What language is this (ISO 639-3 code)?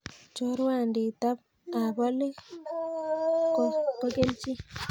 kln